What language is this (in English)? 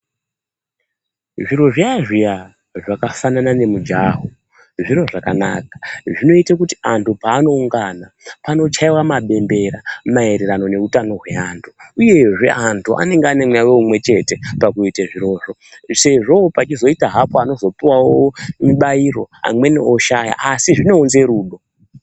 Ndau